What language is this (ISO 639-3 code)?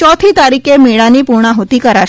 guj